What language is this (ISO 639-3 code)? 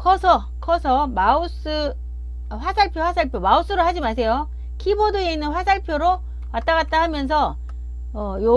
kor